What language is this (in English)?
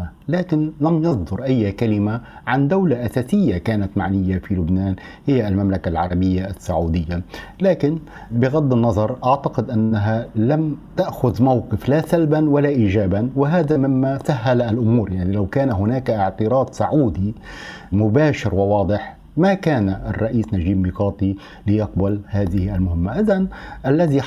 Arabic